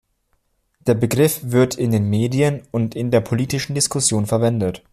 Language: German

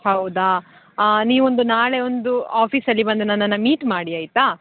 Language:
Kannada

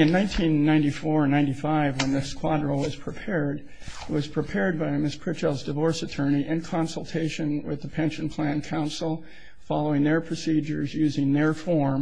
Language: English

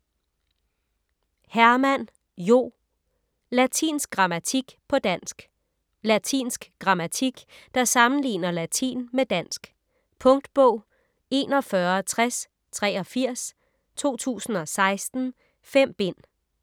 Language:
Danish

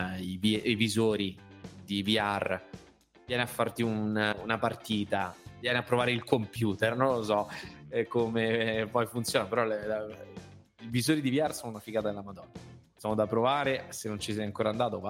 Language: Italian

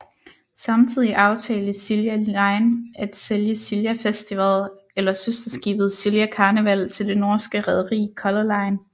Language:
Danish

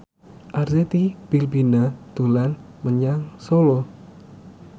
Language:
Javanese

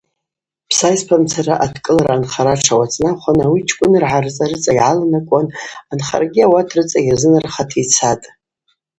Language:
Abaza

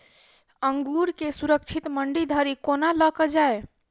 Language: Maithili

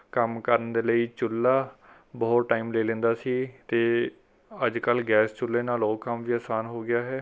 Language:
Punjabi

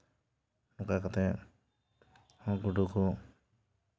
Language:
Santali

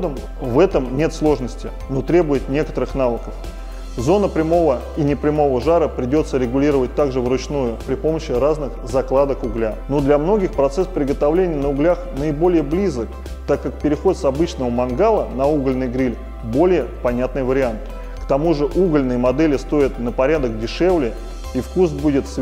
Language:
Russian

